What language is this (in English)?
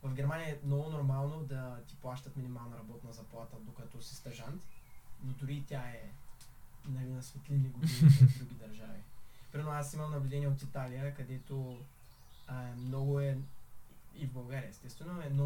Bulgarian